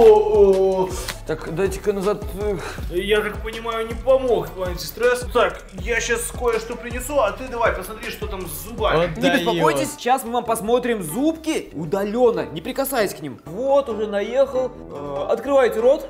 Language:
Russian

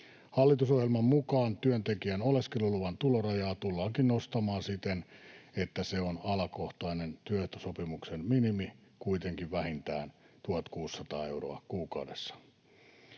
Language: Finnish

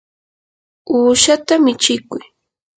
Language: Yanahuanca Pasco Quechua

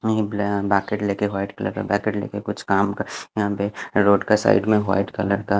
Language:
Hindi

